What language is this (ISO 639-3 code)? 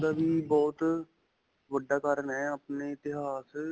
pan